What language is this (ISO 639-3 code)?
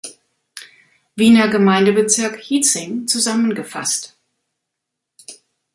deu